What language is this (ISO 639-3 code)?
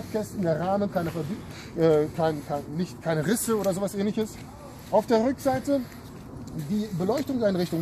deu